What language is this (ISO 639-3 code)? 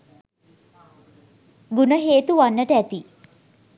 sin